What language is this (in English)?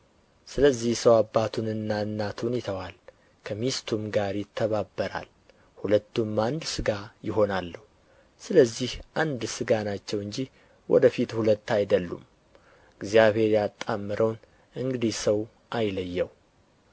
Amharic